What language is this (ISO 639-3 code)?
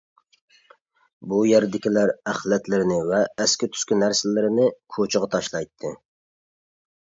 uig